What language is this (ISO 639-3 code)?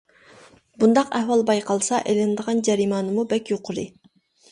uig